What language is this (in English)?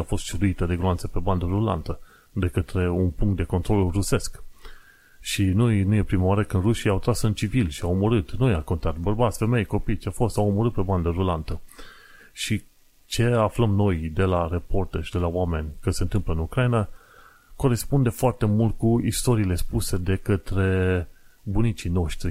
Romanian